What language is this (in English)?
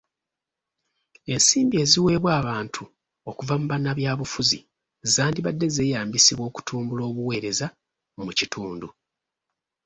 Ganda